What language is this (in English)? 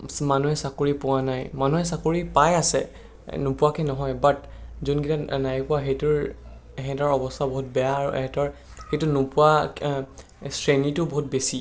Assamese